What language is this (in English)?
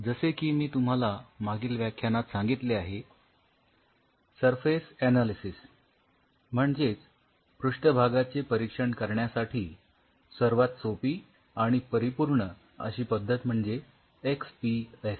Marathi